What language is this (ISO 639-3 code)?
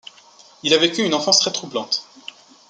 fra